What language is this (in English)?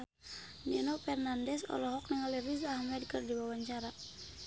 Sundanese